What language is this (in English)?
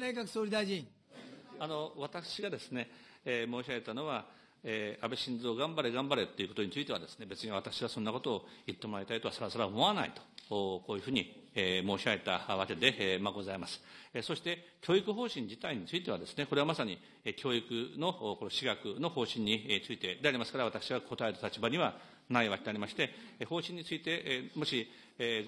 Japanese